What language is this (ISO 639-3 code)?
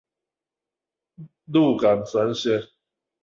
zho